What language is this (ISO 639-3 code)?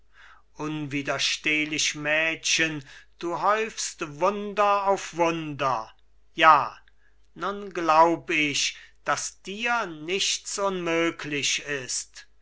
deu